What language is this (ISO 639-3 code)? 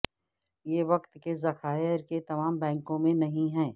urd